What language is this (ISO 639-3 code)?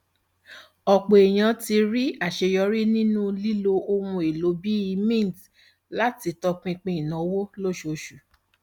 yor